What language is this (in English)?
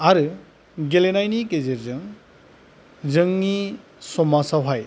Bodo